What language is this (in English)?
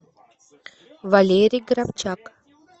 Russian